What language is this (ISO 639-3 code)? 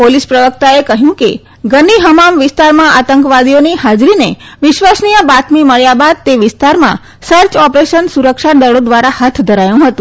guj